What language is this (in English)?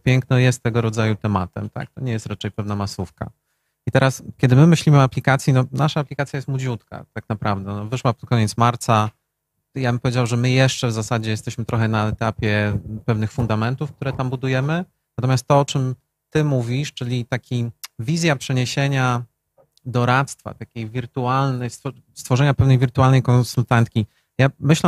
Polish